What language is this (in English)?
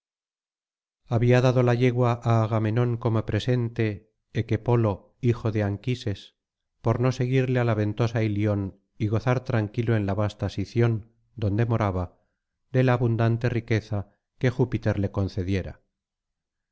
Spanish